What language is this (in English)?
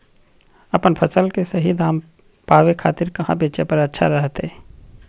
Magahi